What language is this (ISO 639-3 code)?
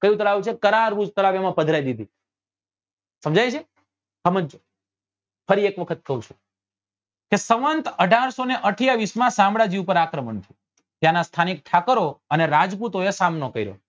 guj